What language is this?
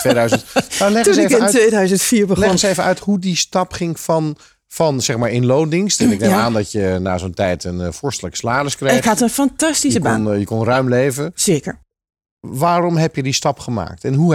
Dutch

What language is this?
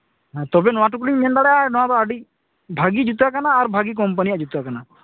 Santali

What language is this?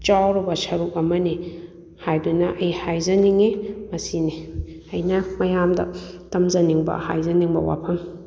Manipuri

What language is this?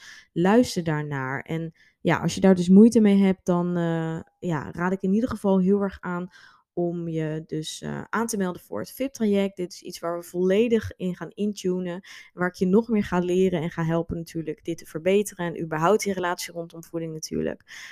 Dutch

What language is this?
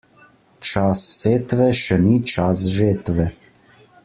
Slovenian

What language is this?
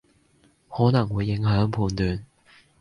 Cantonese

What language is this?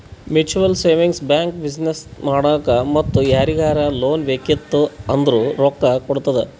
Kannada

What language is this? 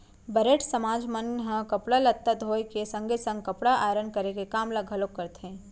Chhattisgarhi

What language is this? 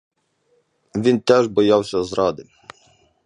Ukrainian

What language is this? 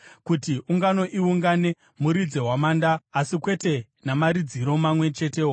Shona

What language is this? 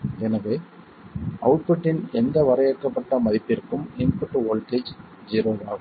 Tamil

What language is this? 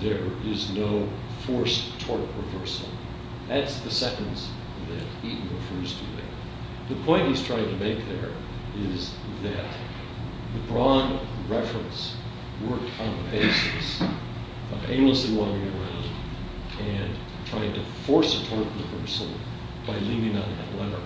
English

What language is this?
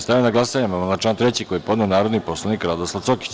Serbian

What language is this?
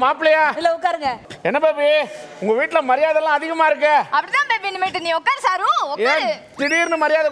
Korean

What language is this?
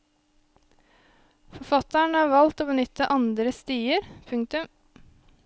Norwegian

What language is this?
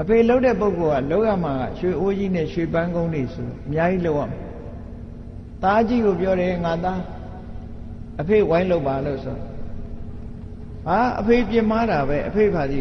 Vietnamese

